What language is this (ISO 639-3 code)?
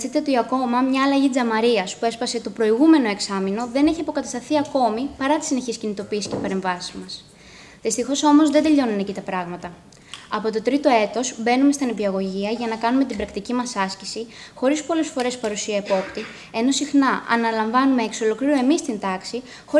ell